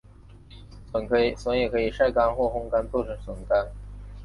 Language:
Chinese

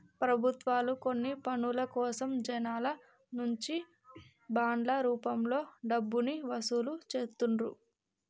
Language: Telugu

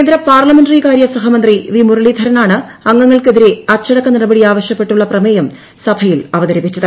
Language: Malayalam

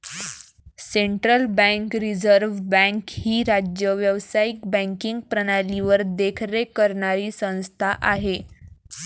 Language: Marathi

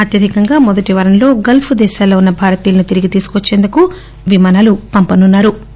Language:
Telugu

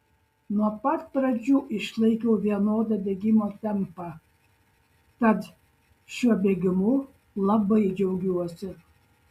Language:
Lithuanian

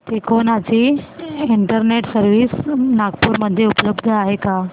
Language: Marathi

